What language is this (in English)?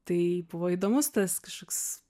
Lithuanian